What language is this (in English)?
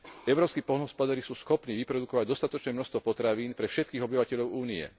Slovak